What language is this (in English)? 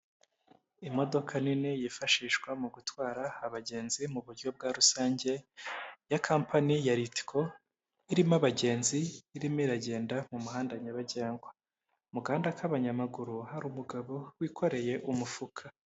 Kinyarwanda